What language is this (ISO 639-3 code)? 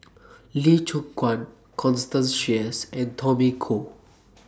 eng